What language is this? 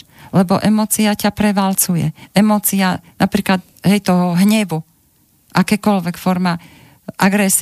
Slovak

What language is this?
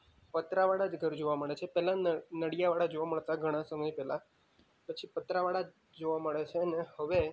Gujarati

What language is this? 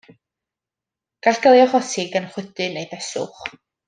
Welsh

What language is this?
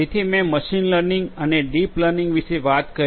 Gujarati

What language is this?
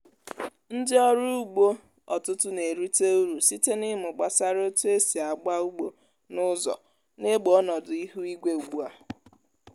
Igbo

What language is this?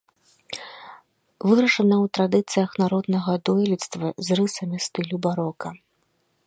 Belarusian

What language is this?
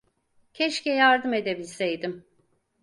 Turkish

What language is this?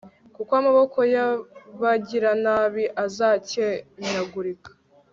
Kinyarwanda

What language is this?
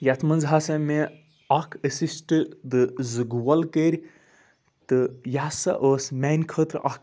Kashmiri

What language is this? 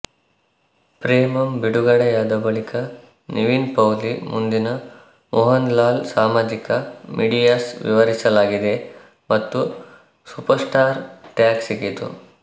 Kannada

